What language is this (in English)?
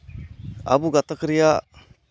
Santali